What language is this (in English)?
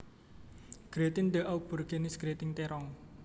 Javanese